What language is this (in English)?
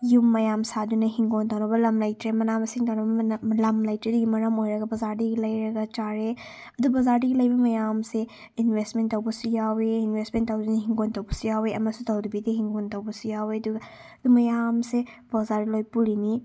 Manipuri